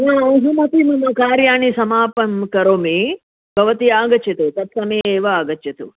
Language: Sanskrit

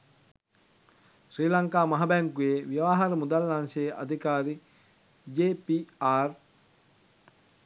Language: Sinhala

